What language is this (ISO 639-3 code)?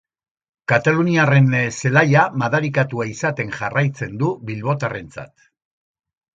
eus